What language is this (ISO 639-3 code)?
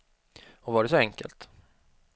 swe